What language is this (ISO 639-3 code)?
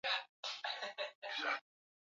swa